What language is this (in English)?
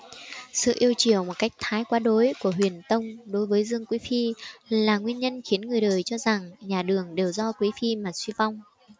Vietnamese